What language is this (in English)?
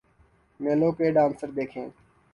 Urdu